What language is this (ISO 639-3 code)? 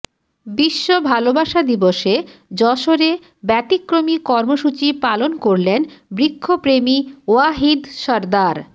ben